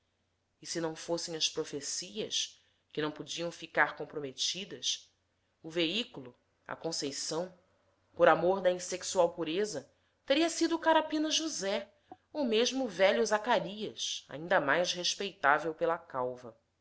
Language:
Portuguese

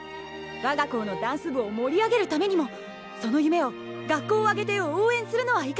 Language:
Japanese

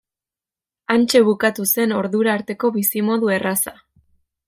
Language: Basque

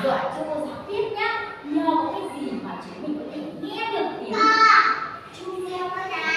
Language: Vietnamese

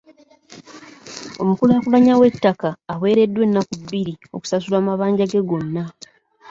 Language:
Ganda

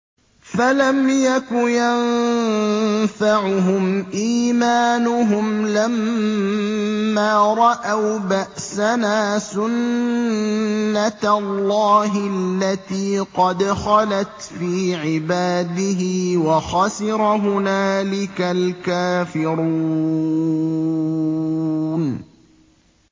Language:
Arabic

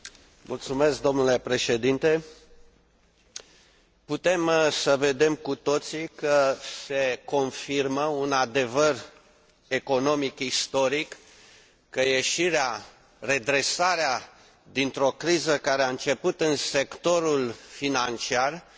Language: Romanian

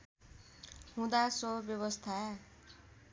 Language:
Nepali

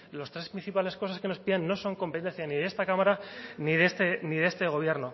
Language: Spanish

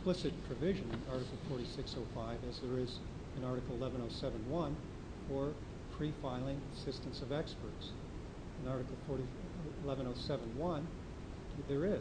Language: English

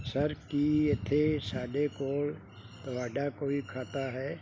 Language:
Punjabi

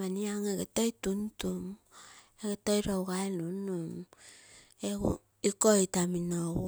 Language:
Terei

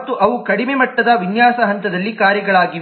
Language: Kannada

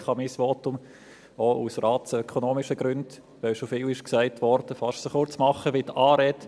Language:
Swiss German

